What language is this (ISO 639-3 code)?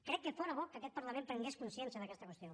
cat